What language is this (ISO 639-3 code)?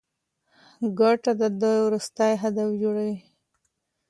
pus